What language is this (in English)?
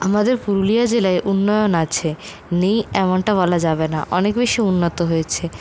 Bangla